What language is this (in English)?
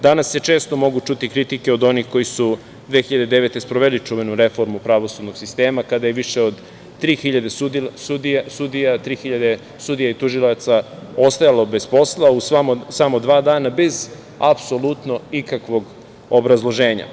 Serbian